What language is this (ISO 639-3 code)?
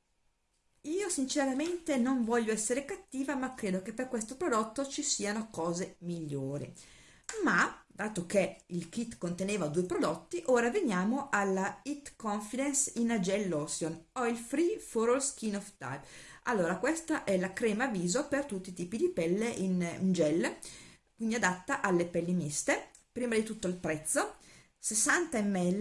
ita